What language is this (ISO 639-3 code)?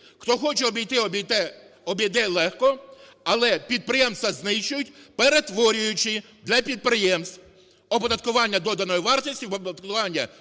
ukr